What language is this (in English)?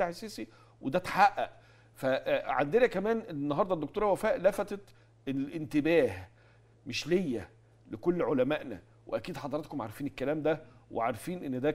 Arabic